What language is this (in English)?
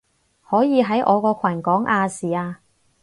Cantonese